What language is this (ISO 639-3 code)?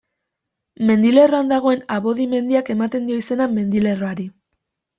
eus